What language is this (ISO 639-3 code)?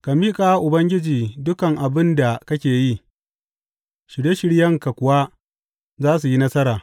hau